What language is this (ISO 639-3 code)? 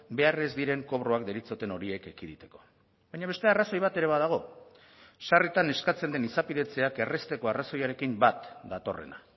eus